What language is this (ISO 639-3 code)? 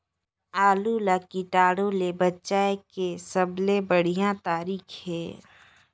hne